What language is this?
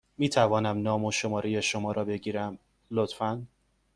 Persian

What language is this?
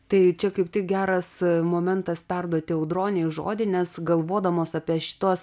Lithuanian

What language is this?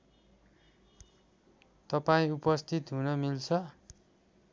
Nepali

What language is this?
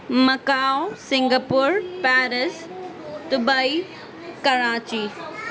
Urdu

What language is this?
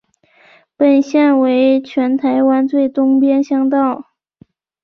Chinese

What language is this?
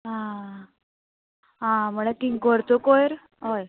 Konkani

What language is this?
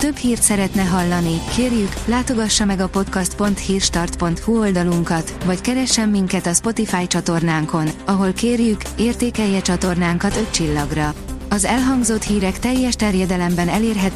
Hungarian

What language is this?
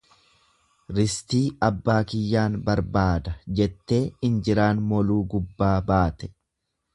Oromo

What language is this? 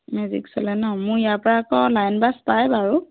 Assamese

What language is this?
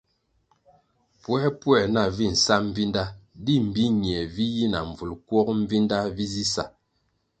Kwasio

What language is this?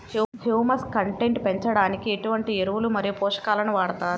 Telugu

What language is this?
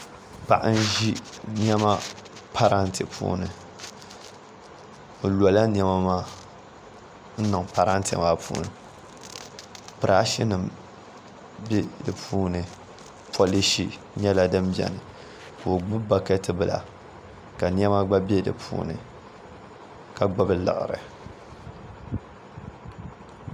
Dagbani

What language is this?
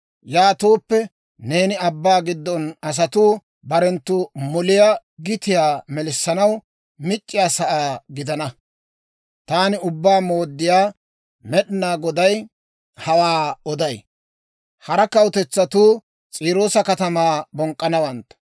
Dawro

